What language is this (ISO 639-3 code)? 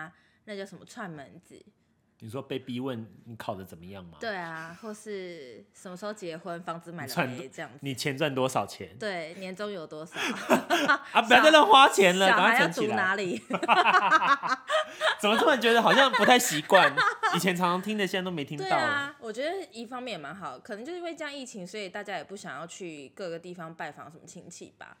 zho